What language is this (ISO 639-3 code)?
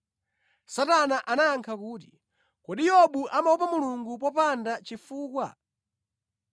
nya